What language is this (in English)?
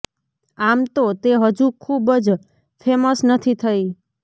Gujarati